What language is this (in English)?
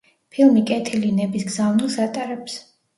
Georgian